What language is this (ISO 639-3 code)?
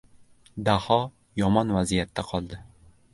uzb